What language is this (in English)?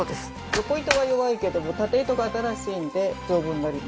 Japanese